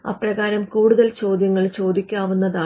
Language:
Malayalam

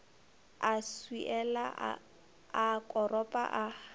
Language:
Northern Sotho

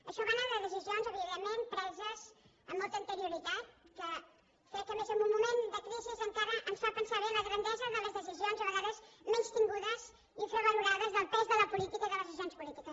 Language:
Catalan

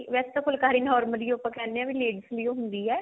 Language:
Punjabi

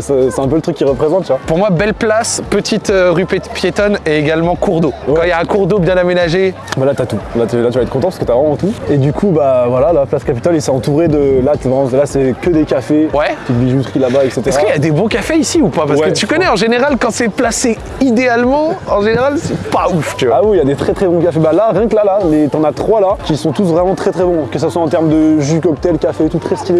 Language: French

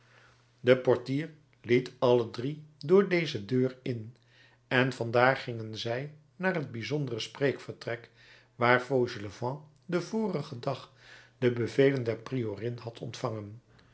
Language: Dutch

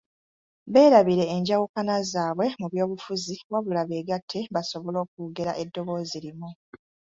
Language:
Ganda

